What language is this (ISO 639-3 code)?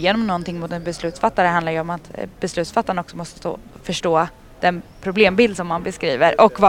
swe